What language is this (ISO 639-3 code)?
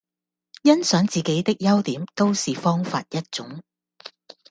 yue